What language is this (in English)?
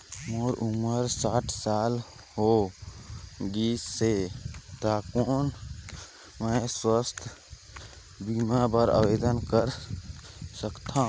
Chhattisgarhi